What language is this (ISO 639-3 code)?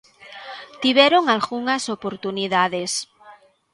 glg